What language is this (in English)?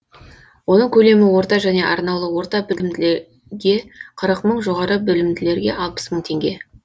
Kazakh